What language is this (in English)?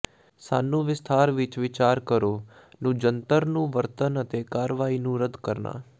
Punjabi